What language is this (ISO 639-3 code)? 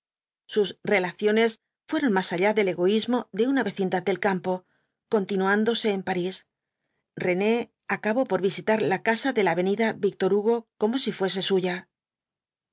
spa